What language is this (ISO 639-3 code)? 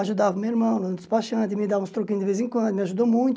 por